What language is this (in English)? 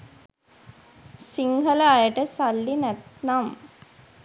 Sinhala